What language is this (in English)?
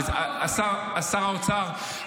Hebrew